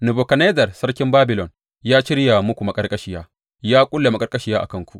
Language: Hausa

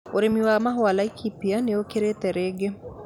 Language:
Kikuyu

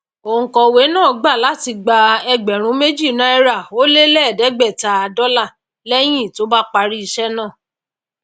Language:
Yoruba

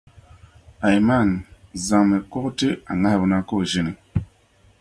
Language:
Dagbani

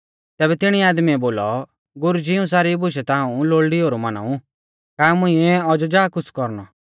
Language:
Mahasu Pahari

